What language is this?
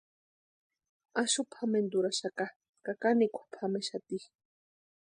Western Highland Purepecha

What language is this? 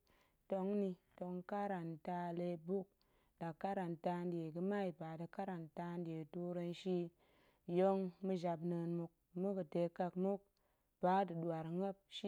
Goemai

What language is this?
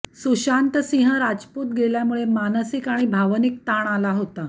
Marathi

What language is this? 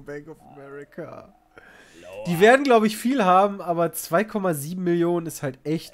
German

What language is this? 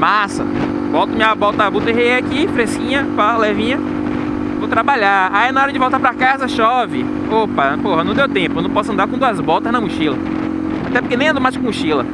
Portuguese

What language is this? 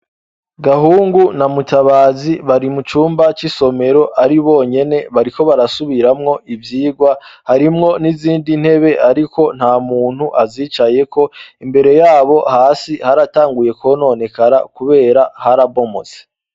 Rundi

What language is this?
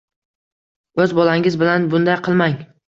Uzbek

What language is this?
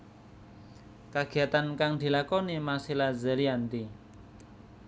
Javanese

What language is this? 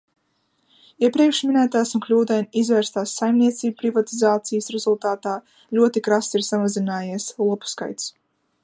Latvian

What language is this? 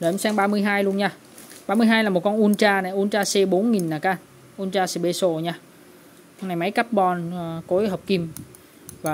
Vietnamese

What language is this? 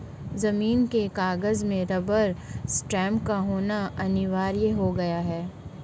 Hindi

